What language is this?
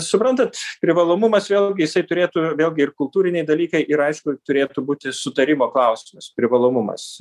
Lithuanian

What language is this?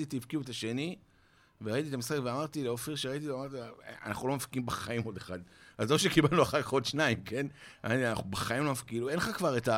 Hebrew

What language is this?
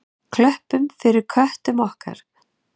Icelandic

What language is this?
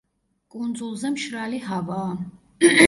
Georgian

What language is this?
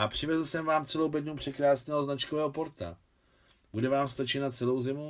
Czech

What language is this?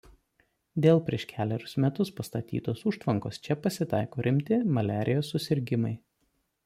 Lithuanian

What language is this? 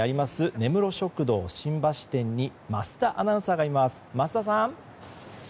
Japanese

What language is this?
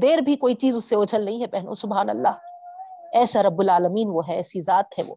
Urdu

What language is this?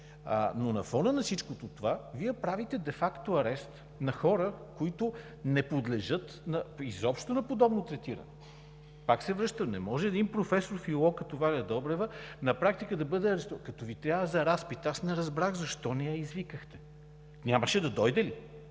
Bulgarian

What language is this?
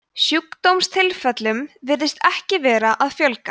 Icelandic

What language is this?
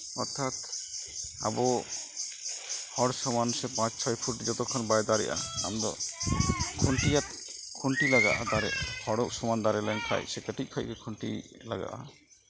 Santali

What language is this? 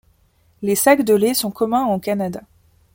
French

